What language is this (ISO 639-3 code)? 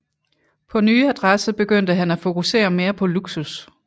dan